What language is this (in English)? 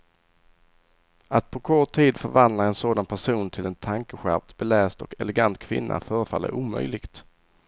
Swedish